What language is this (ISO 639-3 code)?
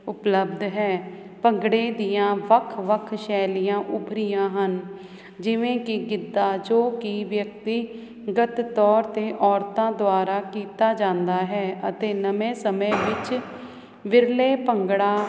pan